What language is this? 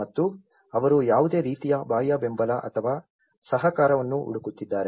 Kannada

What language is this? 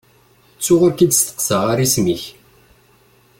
Kabyle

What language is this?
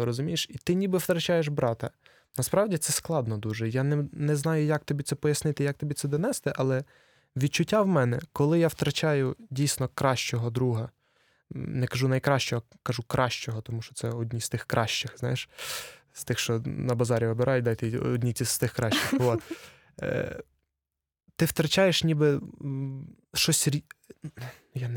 Ukrainian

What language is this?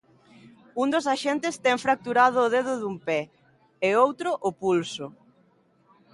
Galician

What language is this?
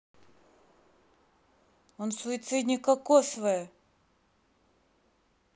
Russian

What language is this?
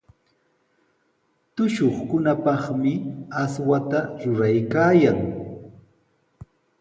Sihuas Ancash Quechua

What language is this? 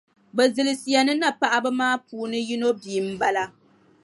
Dagbani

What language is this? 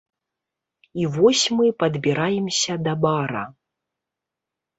Belarusian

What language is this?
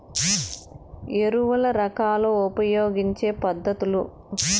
Telugu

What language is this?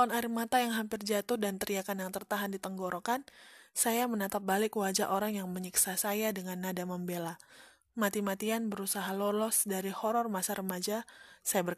Indonesian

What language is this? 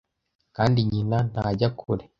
Kinyarwanda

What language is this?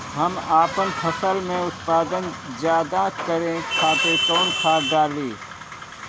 Bhojpuri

